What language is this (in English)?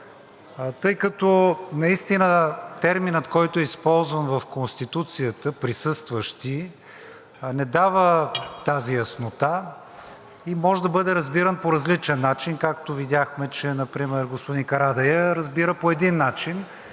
Bulgarian